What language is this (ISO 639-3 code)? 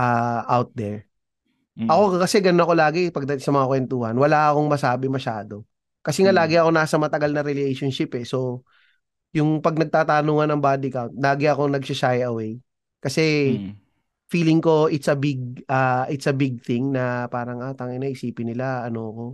fil